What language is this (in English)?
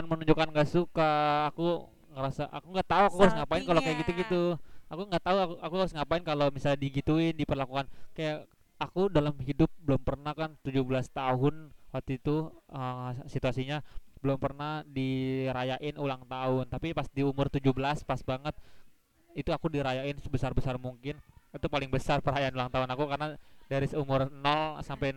Indonesian